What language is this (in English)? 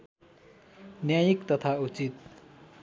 Nepali